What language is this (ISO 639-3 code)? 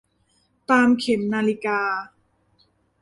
tha